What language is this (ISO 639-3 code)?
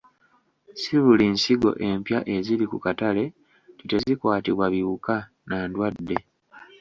lug